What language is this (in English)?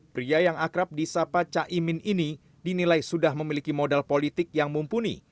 Indonesian